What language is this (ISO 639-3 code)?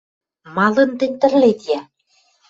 mrj